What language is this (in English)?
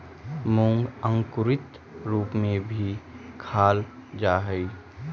Magahi